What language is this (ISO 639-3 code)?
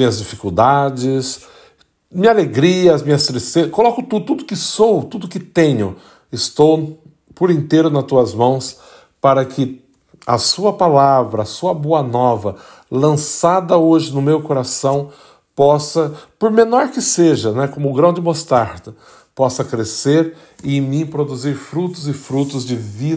por